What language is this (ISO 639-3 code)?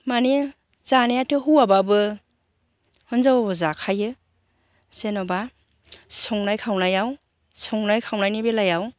brx